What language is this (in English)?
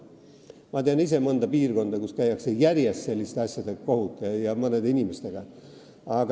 Estonian